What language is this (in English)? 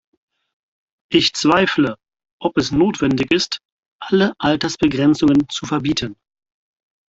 German